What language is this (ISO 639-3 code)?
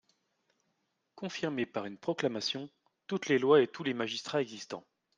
fra